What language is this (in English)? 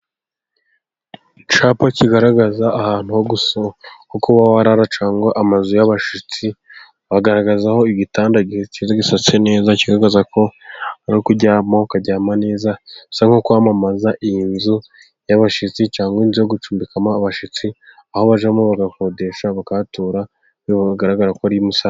Kinyarwanda